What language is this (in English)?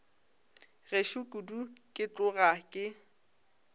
Northern Sotho